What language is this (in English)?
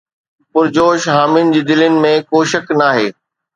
Sindhi